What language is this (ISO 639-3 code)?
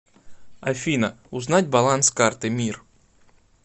rus